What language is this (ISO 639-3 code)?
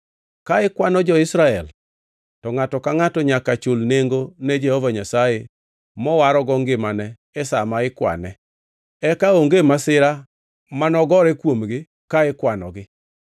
luo